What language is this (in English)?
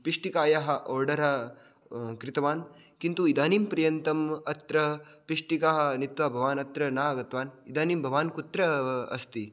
Sanskrit